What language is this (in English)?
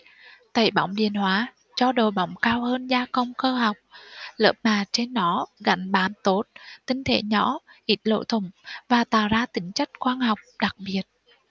Vietnamese